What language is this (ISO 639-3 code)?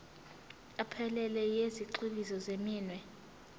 zul